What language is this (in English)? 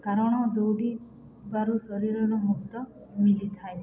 Odia